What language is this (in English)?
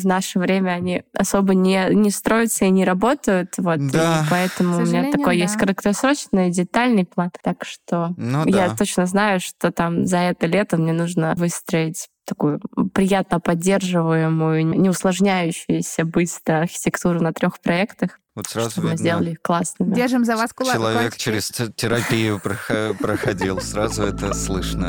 Russian